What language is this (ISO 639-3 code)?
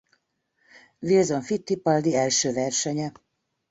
hun